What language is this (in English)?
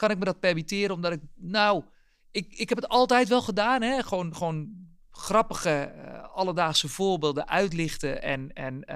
Dutch